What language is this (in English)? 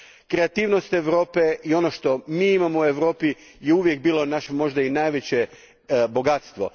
Croatian